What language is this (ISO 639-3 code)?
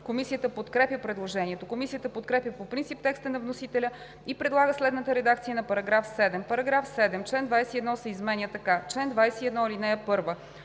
bul